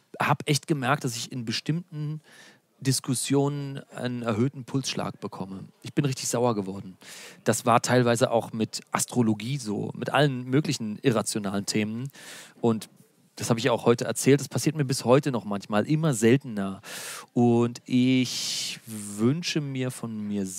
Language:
German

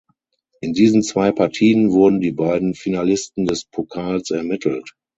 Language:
German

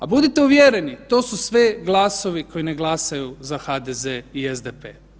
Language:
Croatian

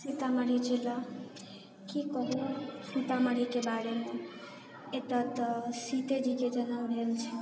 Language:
Maithili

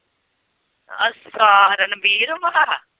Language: Punjabi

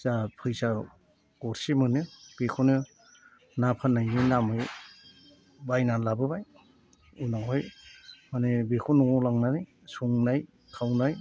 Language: Bodo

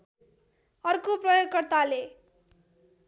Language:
Nepali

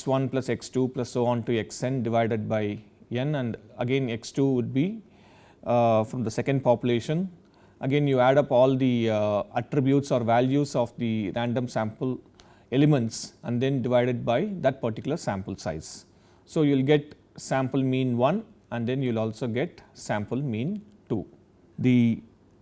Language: English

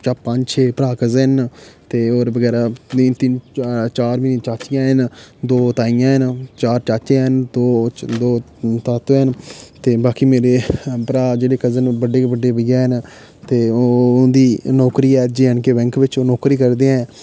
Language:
Dogri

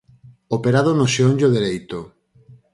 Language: Galician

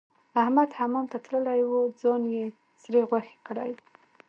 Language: Pashto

